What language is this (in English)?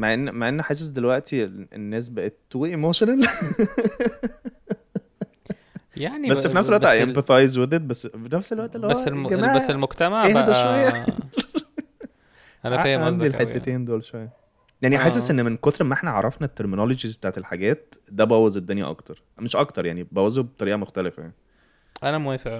Arabic